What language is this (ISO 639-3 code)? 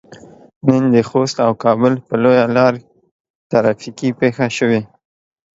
pus